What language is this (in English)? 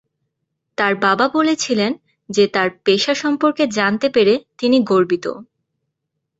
Bangla